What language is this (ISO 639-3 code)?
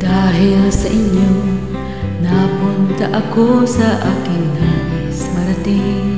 ind